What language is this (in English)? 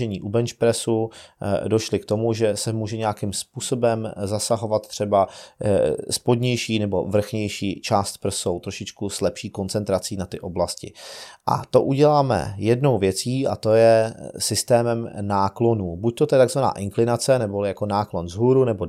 Czech